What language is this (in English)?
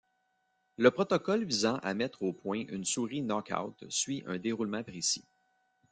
French